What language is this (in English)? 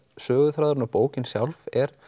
Icelandic